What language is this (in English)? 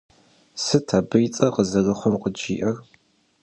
Kabardian